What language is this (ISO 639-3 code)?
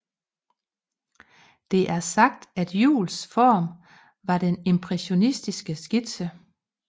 dan